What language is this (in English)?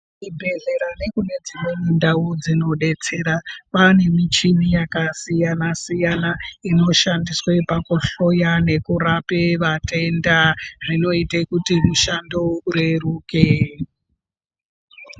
Ndau